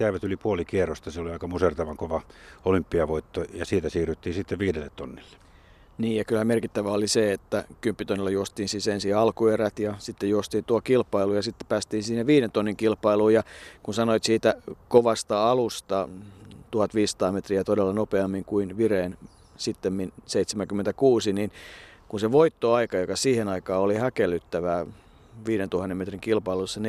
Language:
Finnish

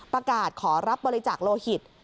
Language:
Thai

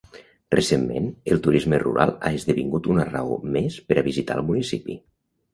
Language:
Catalan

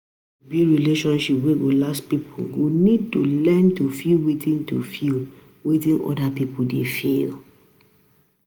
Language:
Nigerian Pidgin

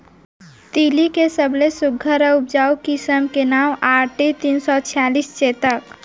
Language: Chhattisgarhi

